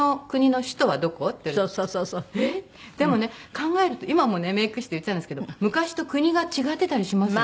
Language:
Japanese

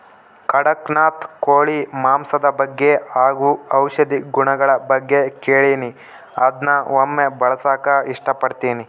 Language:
Kannada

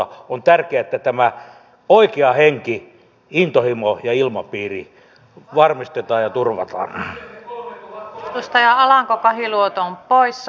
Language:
Finnish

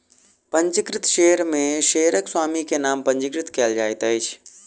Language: Maithili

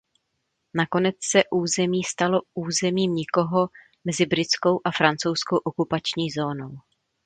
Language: Czech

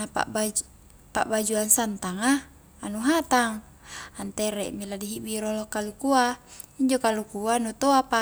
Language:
Highland Konjo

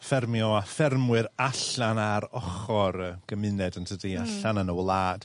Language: Welsh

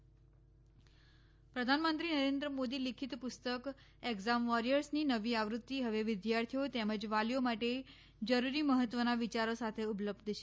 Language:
Gujarati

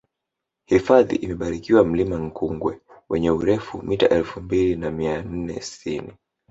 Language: Swahili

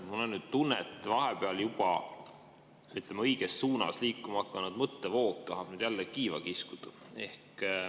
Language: Estonian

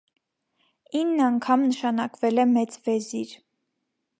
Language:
Armenian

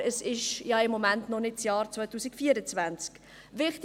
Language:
Swiss German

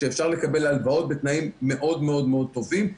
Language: Hebrew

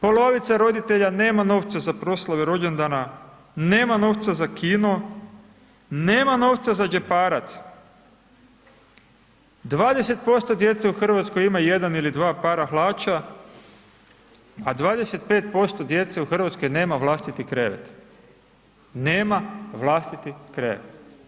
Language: Croatian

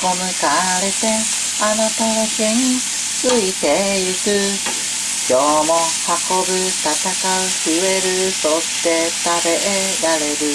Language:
Japanese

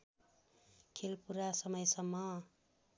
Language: Nepali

